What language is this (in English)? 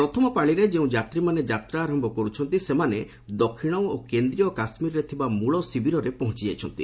Odia